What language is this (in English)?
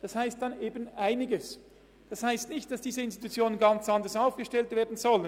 Swiss German